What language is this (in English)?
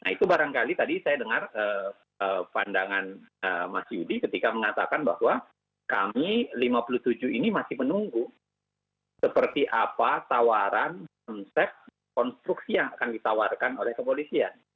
Indonesian